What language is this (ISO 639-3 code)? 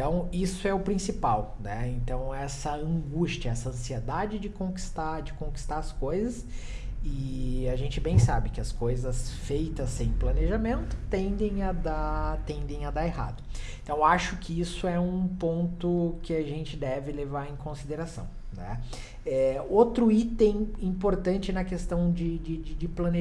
por